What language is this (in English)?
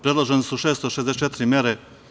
Serbian